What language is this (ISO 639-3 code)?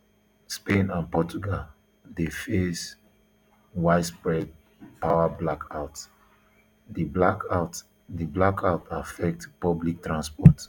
pcm